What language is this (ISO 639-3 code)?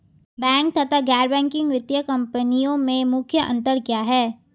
hin